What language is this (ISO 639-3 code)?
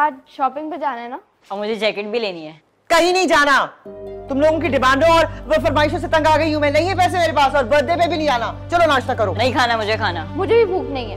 hin